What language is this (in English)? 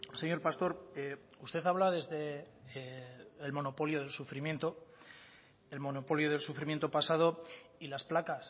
Spanish